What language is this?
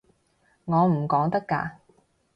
Cantonese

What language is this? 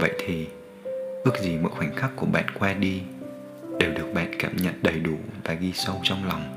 Vietnamese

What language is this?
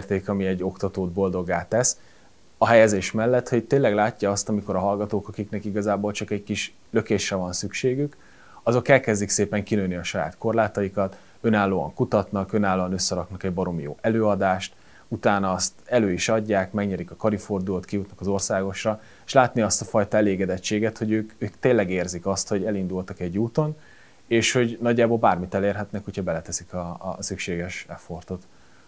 Hungarian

